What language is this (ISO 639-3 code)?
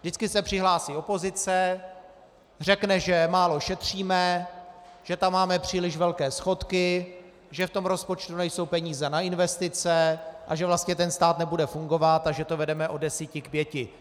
ces